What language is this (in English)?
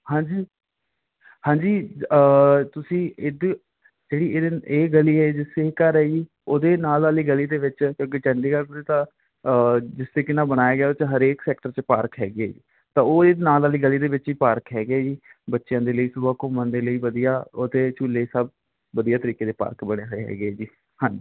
Punjabi